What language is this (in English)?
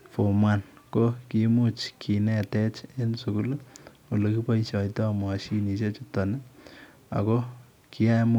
Kalenjin